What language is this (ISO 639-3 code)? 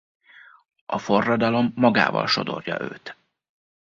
hun